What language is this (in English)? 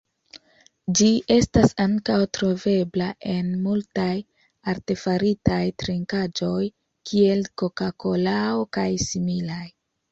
Esperanto